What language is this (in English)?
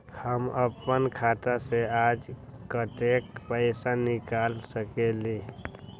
Magahi